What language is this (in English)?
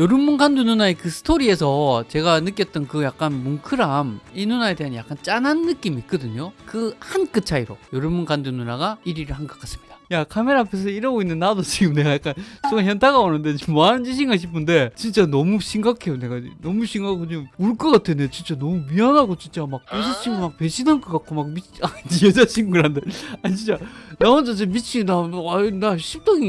Korean